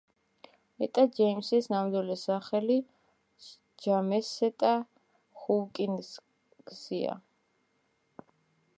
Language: Georgian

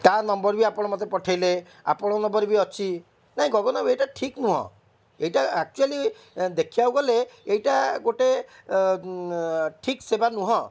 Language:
Odia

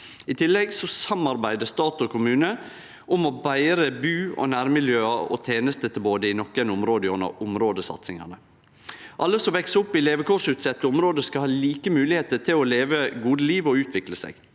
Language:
Norwegian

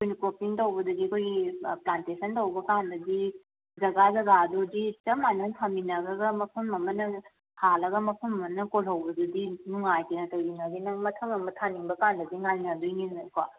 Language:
Manipuri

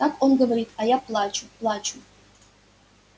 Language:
Russian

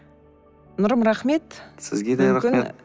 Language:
Kazakh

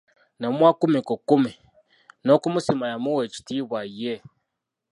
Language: Ganda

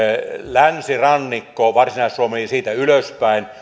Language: Finnish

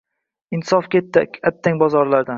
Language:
Uzbek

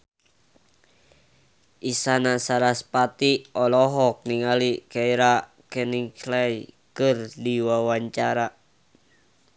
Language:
Sundanese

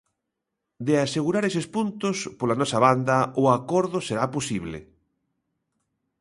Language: Galician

